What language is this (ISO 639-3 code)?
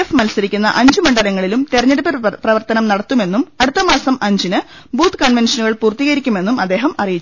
mal